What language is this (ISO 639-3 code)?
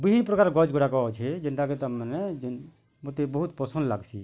ori